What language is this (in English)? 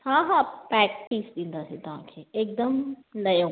Sindhi